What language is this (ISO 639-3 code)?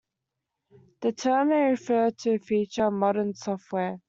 eng